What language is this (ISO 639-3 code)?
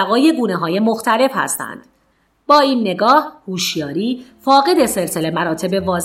fas